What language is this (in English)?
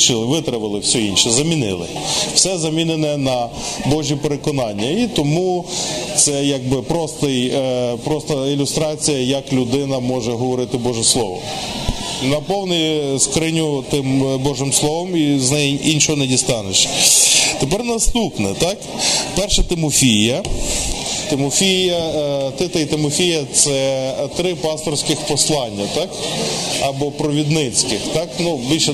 Ukrainian